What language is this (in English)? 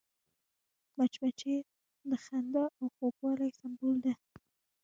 Pashto